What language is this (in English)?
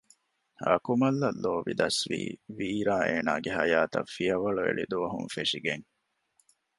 Divehi